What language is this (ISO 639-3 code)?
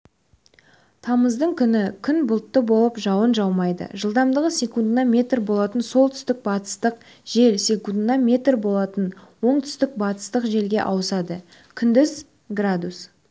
kaz